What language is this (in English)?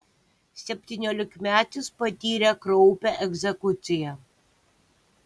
Lithuanian